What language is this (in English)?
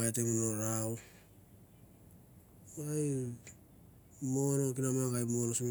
Mandara